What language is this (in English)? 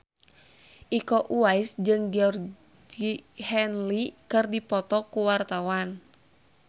Sundanese